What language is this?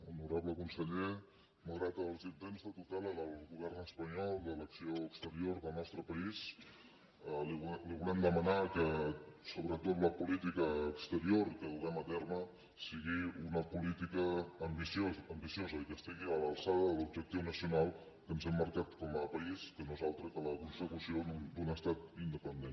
Catalan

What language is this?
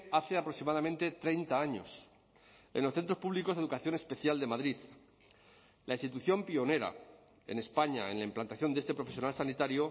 Spanish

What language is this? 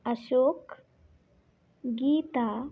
Kannada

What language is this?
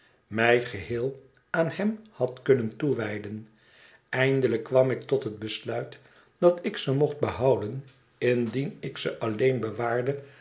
Dutch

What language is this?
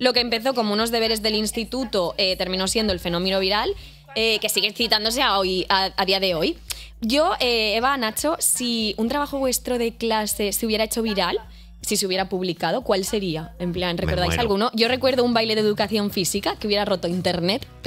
Spanish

